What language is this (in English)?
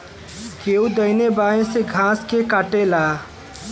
Bhojpuri